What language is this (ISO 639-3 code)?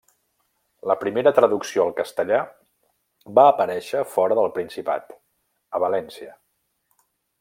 cat